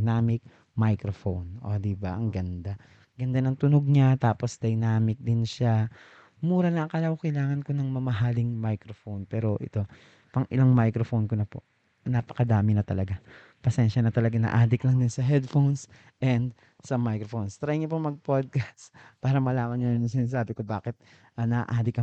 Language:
Filipino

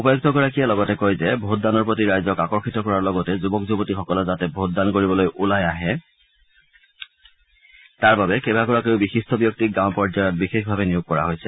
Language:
Assamese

